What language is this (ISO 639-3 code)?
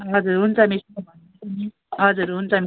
nep